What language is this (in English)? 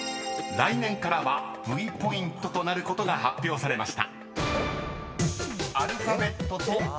Japanese